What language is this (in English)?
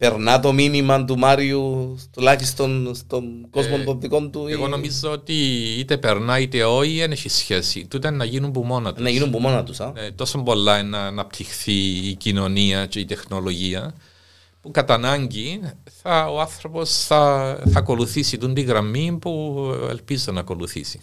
Greek